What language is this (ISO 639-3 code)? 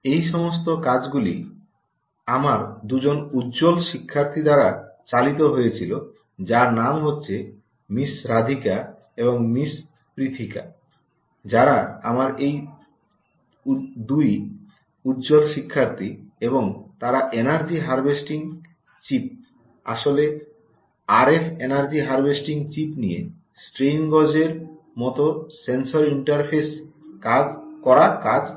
ben